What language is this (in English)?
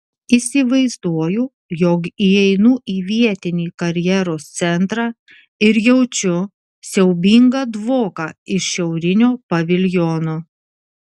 Lithuanian